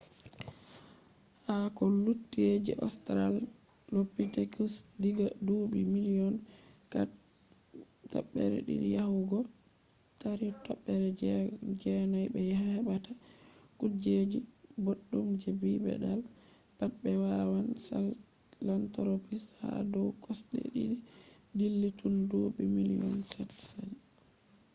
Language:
Fula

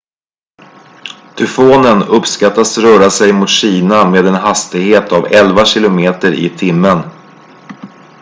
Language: Swedish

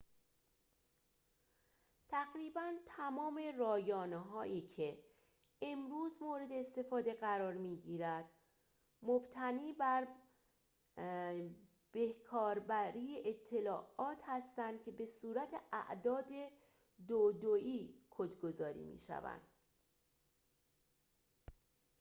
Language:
Persian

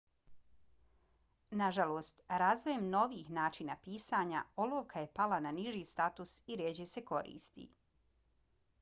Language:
Bosnian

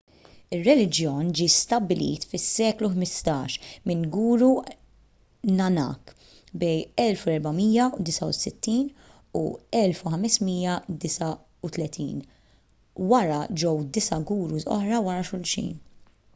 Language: Maltese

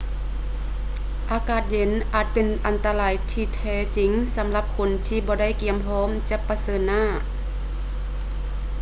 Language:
Lao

